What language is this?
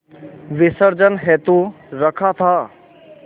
Hindi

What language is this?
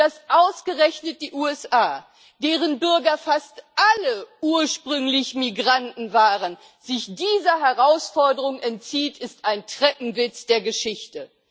German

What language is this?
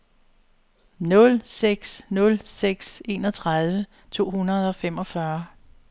Danish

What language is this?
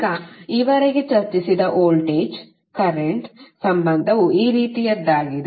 Kannada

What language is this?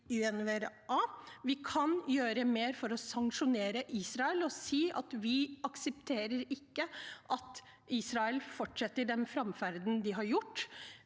Norwegian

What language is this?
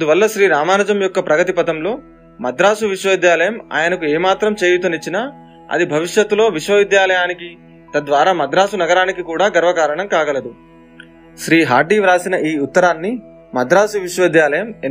Telugu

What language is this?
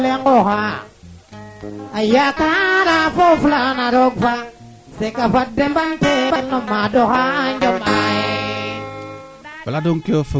Serer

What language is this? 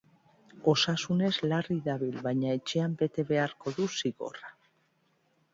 Basque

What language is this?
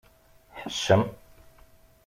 Kabyle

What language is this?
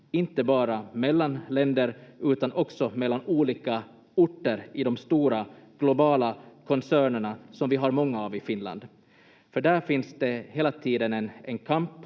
Finnish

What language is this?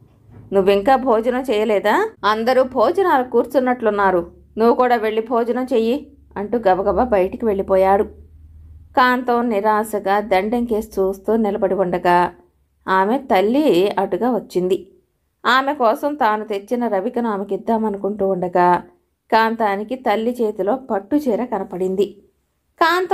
Telugu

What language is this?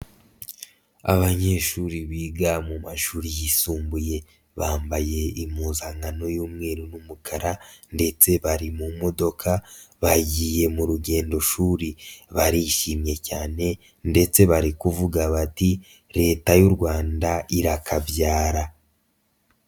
Kinyarwanda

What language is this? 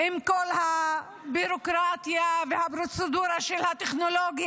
Hebrew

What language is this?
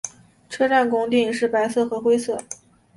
Chinese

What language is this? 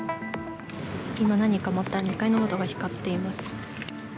Japanese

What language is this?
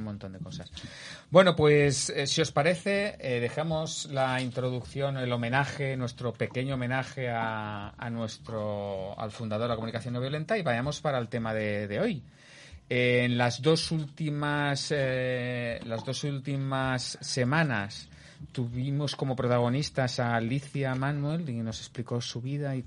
Spanish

